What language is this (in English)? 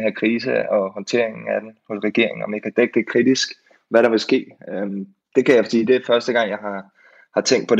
Danish